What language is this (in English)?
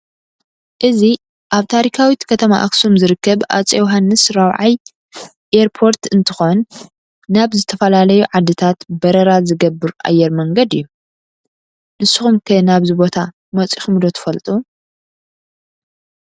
Tigrinya